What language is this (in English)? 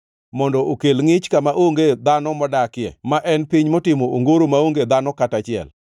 Luo (Kenya and Tanzania)